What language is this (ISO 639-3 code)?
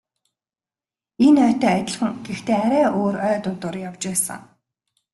mon